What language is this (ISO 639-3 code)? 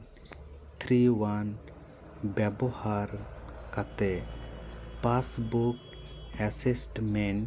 sat